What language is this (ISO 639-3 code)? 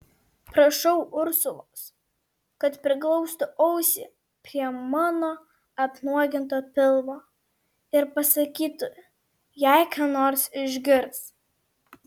lit